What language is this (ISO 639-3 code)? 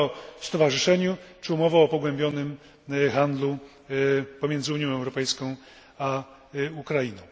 pol